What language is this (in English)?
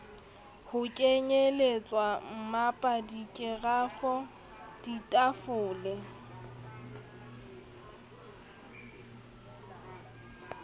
Southern Sotho